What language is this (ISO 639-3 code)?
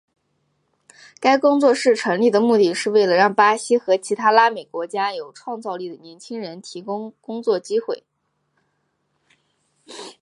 zho